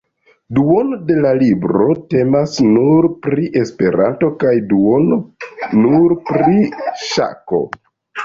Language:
Esperanto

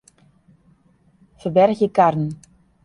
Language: Western Frisian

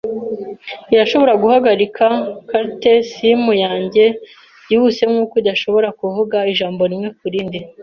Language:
Kinyarwanda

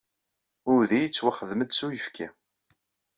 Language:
Kabyle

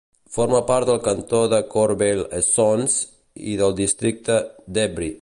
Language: Catalan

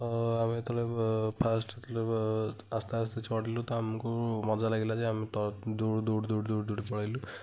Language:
Odia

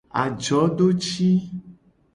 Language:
Gen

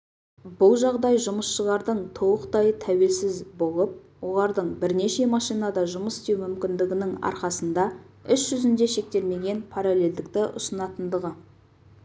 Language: Kazakh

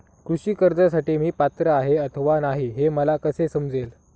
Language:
Marathi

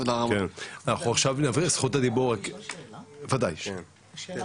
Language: Hebrew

